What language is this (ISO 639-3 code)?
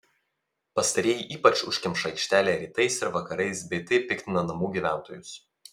lit